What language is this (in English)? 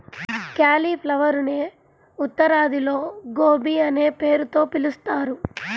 Telugu